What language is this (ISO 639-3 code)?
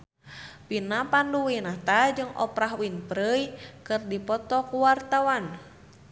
sun